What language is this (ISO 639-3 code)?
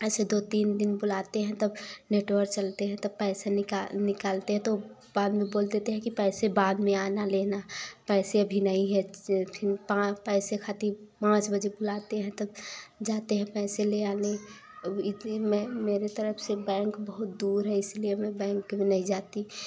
hin